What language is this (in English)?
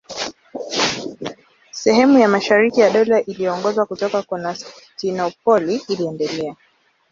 Swahili